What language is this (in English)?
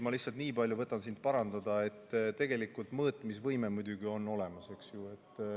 Estonian